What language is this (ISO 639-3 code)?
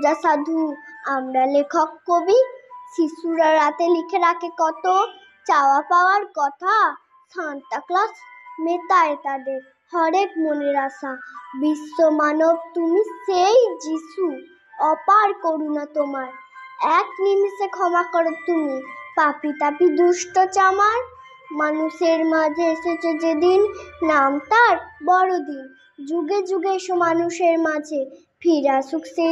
hin